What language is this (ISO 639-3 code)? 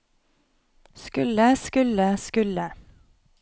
nor